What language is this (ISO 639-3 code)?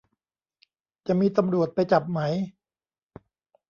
tha